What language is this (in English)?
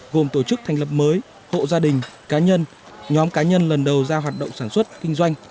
Vietnamese